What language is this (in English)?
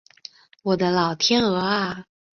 Chinese